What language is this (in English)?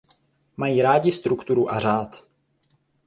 Czech